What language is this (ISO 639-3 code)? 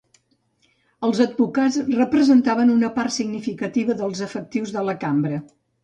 cat